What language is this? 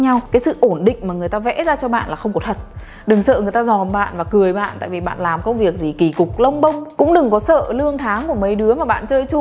Vietnamese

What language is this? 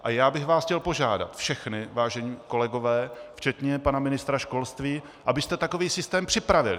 Czech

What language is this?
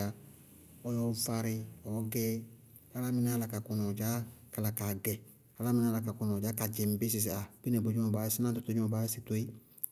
Bago-Kusuntu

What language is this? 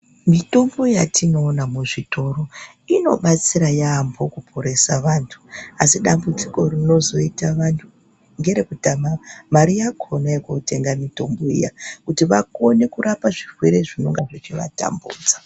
Ndau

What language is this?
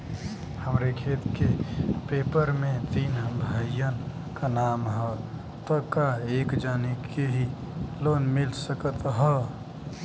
Bhojpuri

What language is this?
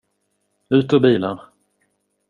Swedish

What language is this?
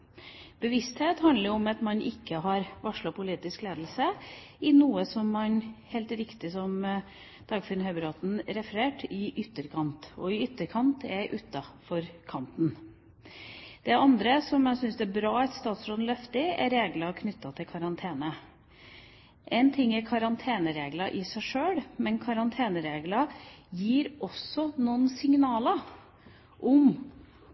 Norwegian Bokmål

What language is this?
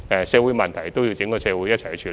Cantonese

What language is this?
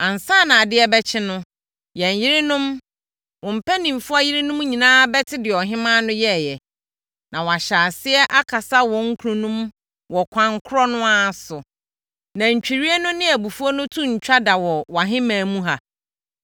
Akan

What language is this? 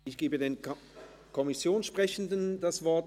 Swiss German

